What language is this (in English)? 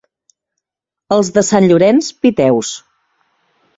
Catalan